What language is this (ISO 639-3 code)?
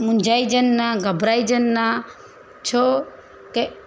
snd